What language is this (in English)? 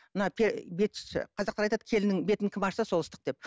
Kazakh